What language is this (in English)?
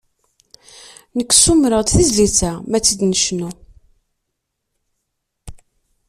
Kabyle